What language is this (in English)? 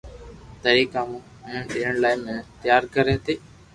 Loarki